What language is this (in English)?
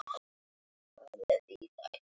Icelandic